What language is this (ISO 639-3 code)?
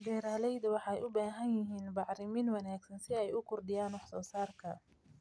som